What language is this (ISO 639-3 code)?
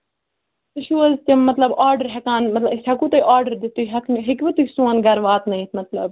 kas